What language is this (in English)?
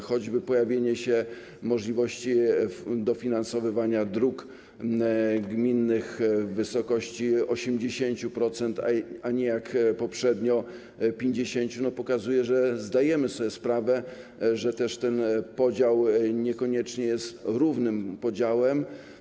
Polish